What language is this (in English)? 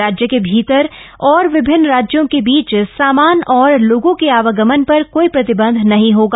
Hindi